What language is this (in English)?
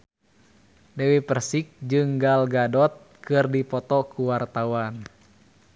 Sundanese